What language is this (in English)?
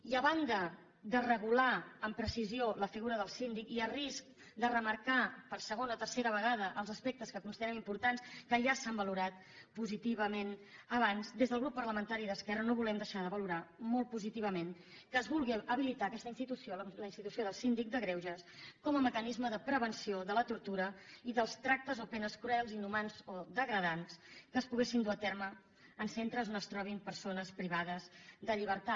Catalan